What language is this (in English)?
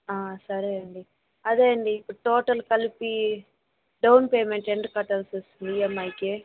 Telugu